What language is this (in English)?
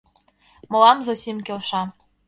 Mari